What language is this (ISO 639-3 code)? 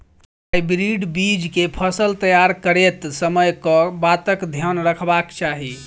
mai